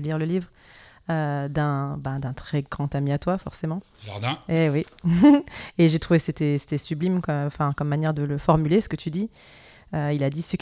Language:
French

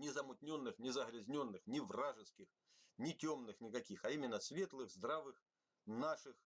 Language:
Russian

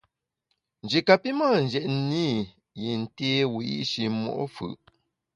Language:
Bamun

